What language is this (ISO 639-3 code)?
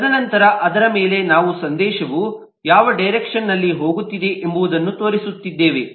kan